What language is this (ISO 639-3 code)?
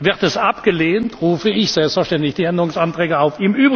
deu